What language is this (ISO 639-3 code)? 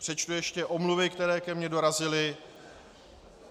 ces